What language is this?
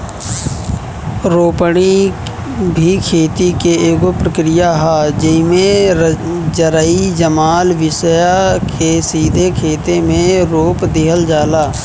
Bhojpuri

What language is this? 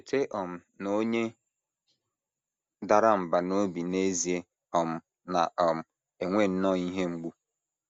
Igbo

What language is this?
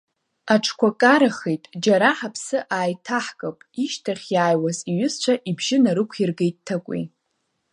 Abkhazian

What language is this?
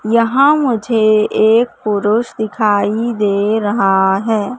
Hindi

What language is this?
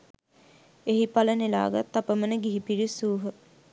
Sinhala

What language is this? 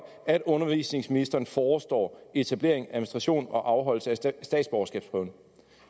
Danish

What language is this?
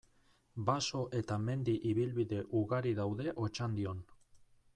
Basque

